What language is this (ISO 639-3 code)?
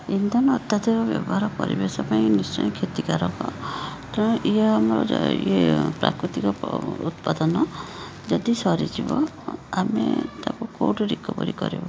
ori